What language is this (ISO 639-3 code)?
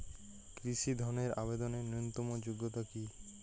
ben